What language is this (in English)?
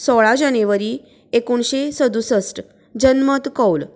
Konkani